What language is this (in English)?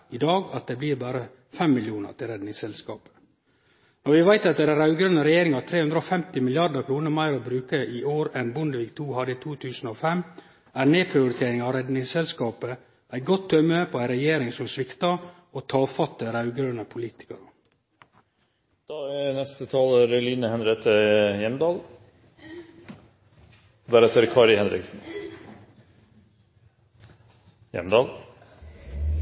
Norwegian Nynorsk